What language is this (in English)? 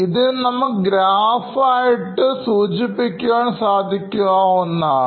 Malayalam